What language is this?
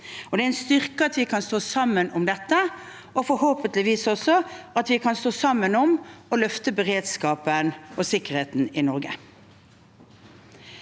Norwegian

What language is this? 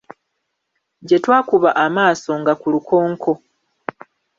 Ganda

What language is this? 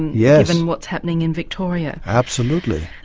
English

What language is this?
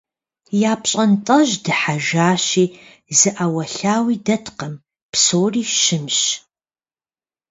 Kabardian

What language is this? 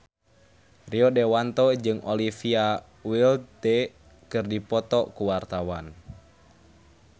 Sundanese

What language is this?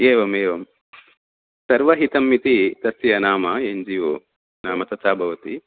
Sanskrit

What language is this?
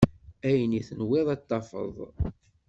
Kabyle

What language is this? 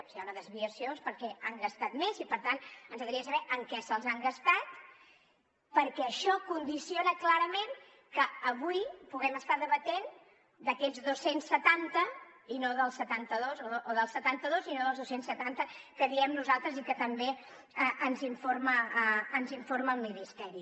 Catalan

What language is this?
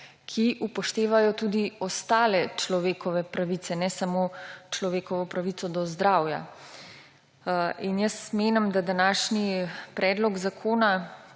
Slovenian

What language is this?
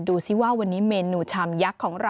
Thai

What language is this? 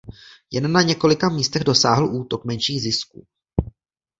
Czech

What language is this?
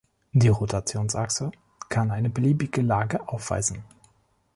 German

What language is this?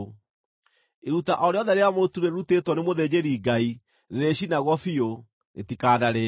Kikuyu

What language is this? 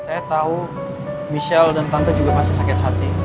Indonesian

